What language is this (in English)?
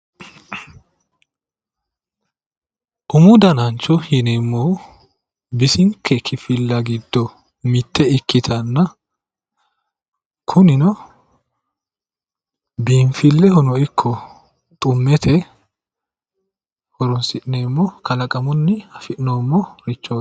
Sidamo